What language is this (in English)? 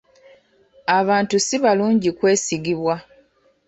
Ganda